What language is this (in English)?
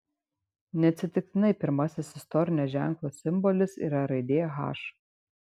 Lithuanian